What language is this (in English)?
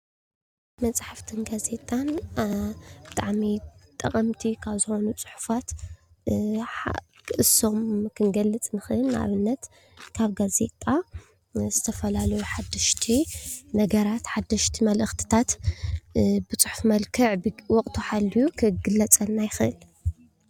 Tigrinya